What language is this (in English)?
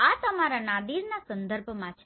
Gujarati